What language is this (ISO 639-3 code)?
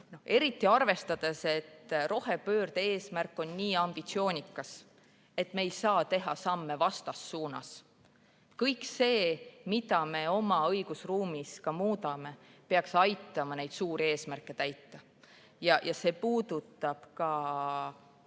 est